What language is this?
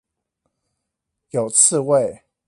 Chinese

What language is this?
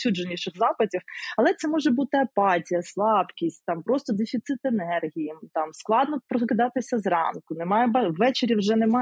Ukrainian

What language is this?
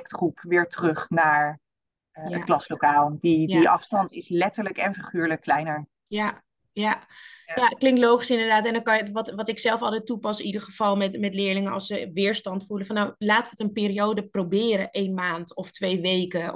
Dutch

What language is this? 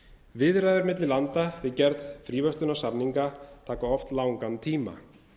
Icelandic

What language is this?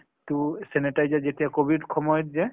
Assamese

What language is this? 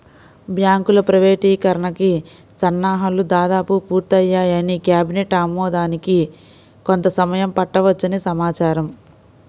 Telugu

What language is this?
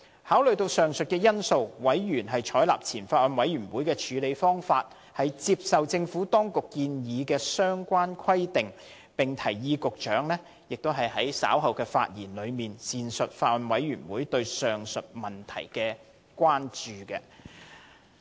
Cantonese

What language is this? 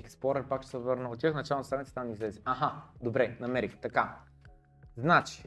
Bulgarian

